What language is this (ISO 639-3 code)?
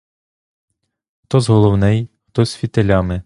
ukr